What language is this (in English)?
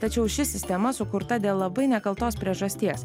Lithuanian